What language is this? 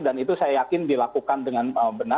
Indonesian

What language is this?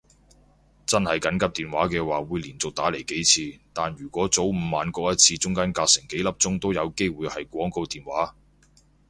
Cantonese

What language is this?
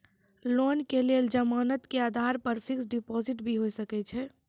Maithili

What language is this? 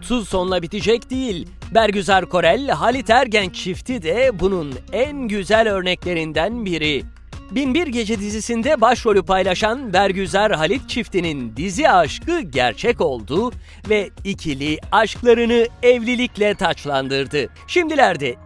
Turkish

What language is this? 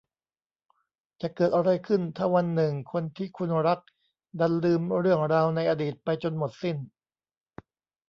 Thai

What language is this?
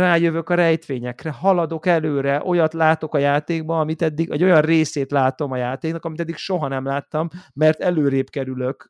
Hungarian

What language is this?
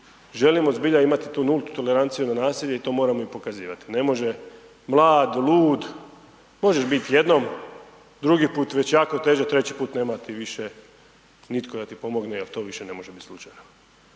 Croatian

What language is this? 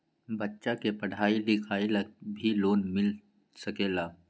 Magahi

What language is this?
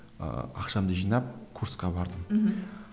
Kazakh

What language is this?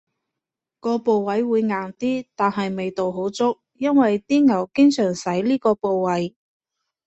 Cantonese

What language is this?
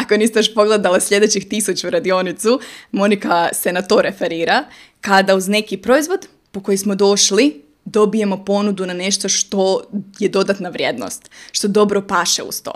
Croatian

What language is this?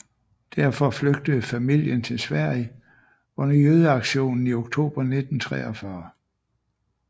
Danish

